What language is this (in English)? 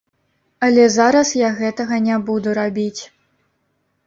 Belarusian